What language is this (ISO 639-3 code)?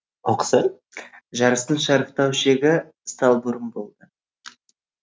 kaz